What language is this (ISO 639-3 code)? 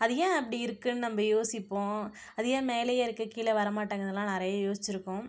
tam